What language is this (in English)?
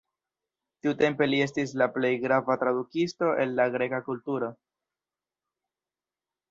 Esperanto